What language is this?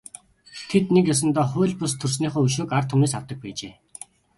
Mongolian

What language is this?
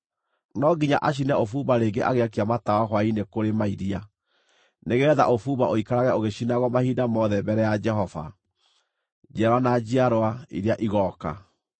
Kikuyu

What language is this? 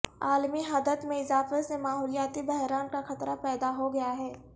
Urdu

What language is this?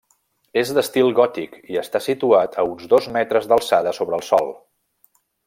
Catalan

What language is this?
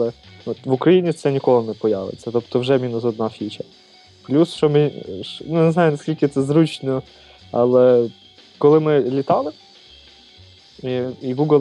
Ukrainian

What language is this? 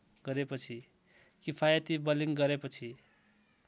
Nepali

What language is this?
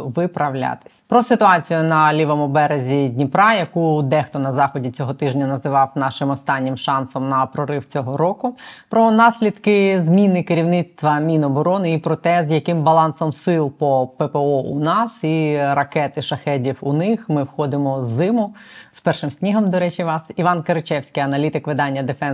Ukrainian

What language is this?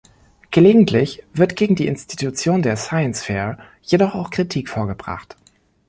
German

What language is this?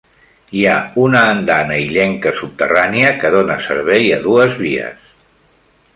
Catalan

